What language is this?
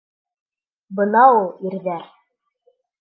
Bashkir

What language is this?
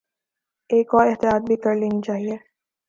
Urdu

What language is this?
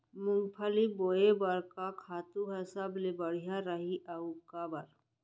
Chhattisgarhi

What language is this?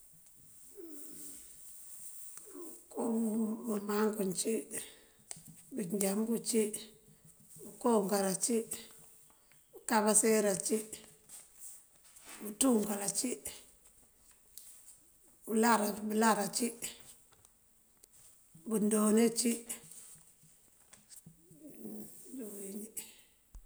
Mandjak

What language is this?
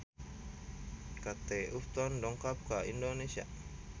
Sundanese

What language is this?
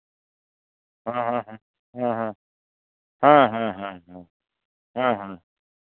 Santali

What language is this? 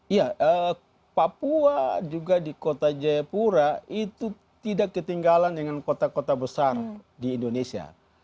Indonesian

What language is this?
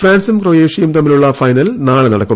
Malayalam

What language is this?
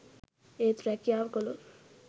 Sinhala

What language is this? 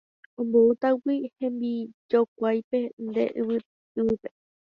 Guarani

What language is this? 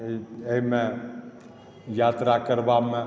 Maithili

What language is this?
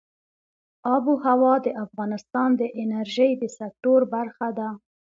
Pashto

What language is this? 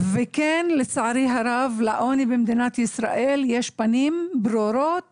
Hebrew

